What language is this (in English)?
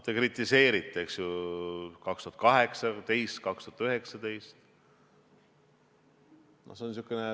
Estonian